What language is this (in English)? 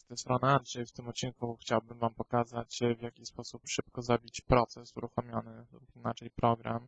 Polish